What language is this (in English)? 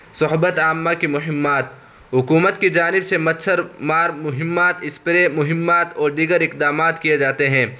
Urdu